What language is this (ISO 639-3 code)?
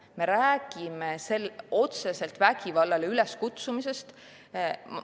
est